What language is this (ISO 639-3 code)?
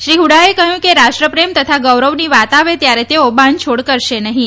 guj